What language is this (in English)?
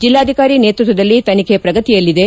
Kannada